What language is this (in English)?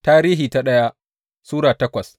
Hausa